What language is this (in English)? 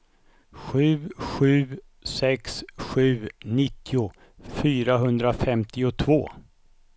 Swedish